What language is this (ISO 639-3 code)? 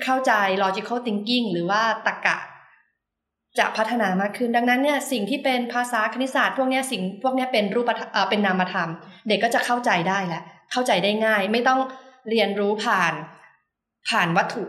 tha